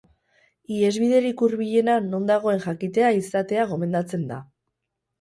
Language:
Basque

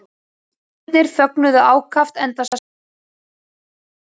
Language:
Icelandic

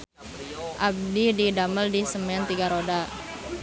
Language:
Sundanese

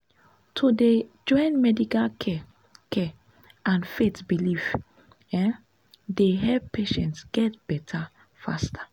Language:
Nigerian Pidgin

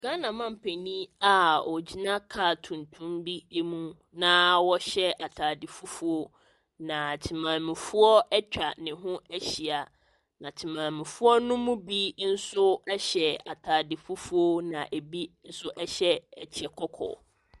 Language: Akan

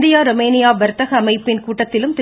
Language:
Tamil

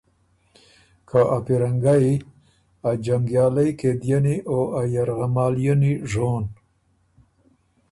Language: Ormuri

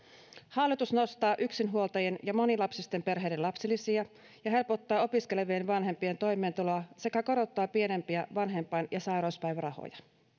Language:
Finnish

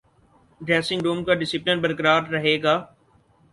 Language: Urdu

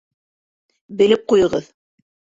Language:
Bashkir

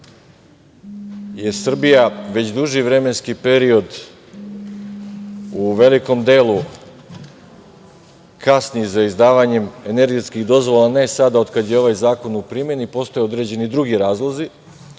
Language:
Serbian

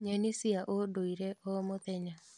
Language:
Kikuyu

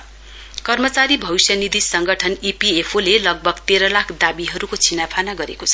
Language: Nepali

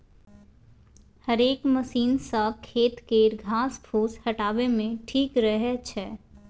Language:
Maithili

